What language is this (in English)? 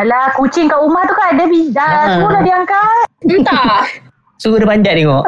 Malay